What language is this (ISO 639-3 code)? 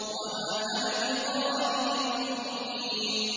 ara